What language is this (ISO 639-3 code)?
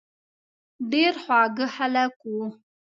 pus